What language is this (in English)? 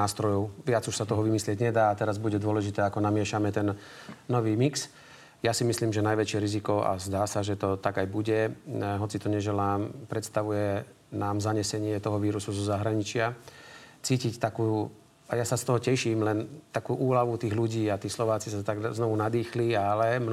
Slovak